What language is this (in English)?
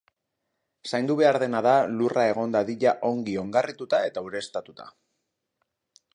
Basque